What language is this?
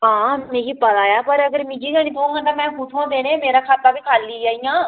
Dogri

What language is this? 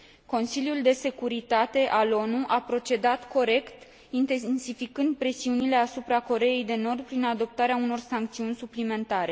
Romanian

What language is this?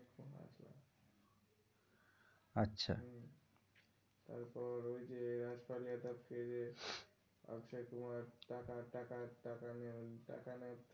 Bangla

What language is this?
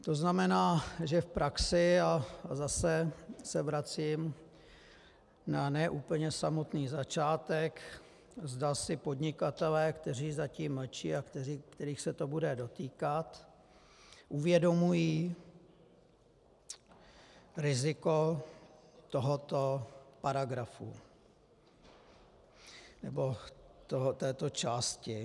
Czech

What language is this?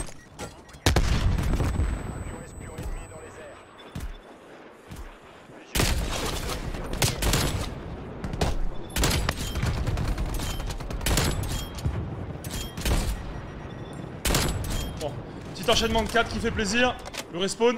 French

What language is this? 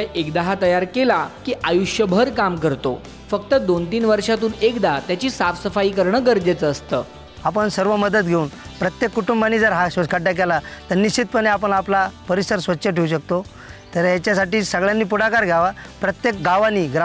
Marathi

